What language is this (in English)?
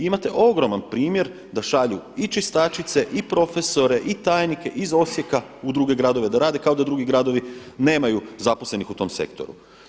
Croatian